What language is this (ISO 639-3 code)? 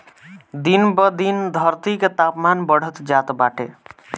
bho